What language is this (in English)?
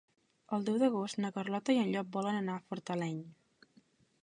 Catalan